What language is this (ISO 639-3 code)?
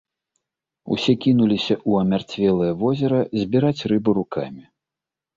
bel